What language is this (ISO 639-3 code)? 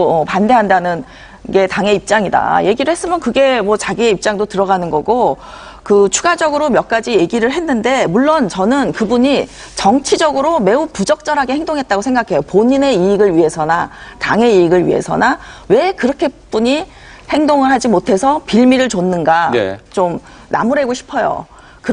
kor